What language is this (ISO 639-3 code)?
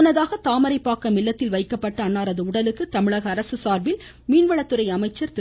tam